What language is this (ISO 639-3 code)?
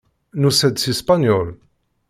kab